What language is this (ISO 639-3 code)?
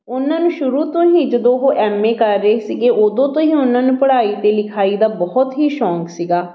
pan